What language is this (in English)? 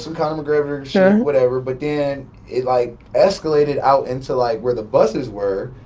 English